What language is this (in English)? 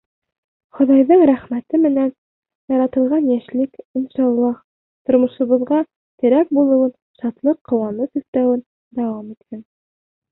Bashkir